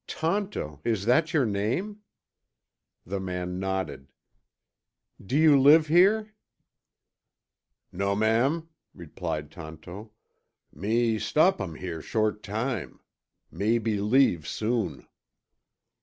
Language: English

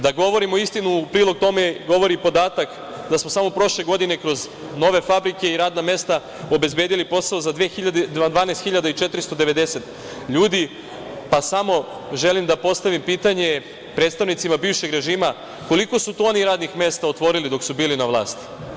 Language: Serbian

